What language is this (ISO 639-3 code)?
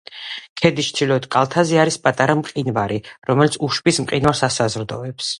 kat